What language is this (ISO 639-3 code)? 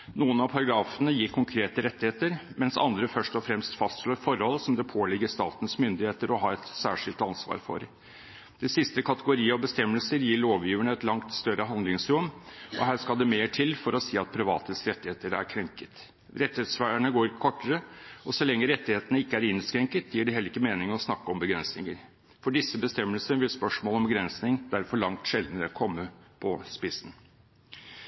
nob